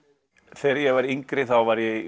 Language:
Icelandic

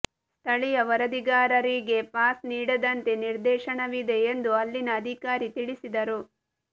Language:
Kannada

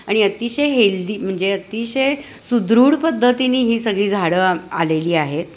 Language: Marathi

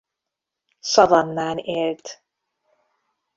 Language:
Hungarian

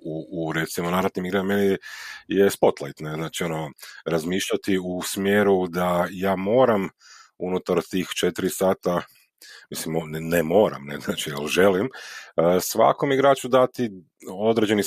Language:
Croatian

